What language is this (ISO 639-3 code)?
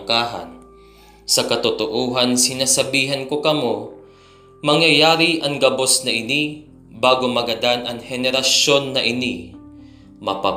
fil